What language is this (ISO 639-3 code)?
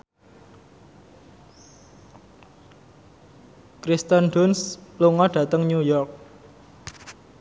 jav